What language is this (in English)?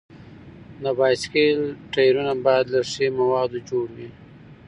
Pashto